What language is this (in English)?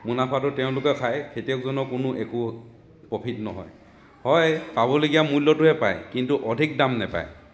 Assamese